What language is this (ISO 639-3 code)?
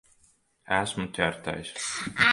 lav